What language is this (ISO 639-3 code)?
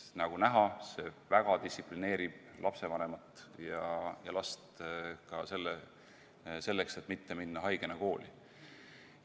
est